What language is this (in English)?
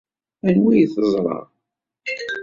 Kabyle